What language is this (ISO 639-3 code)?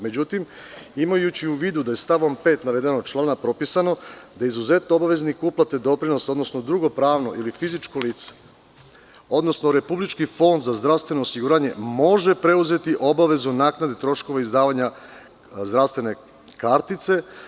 srp